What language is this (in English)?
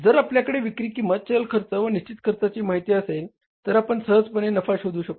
Marathi